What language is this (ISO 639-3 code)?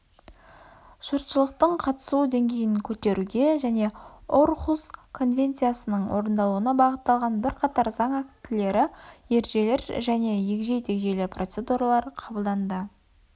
kaz